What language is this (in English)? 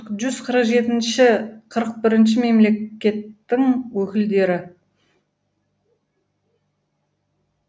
Kazakh